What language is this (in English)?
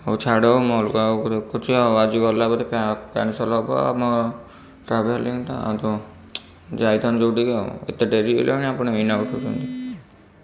Odia